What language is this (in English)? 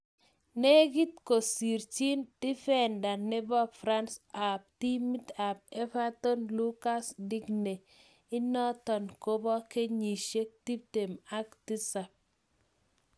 Kalenjin